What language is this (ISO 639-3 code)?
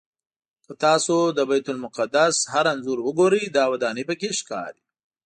pus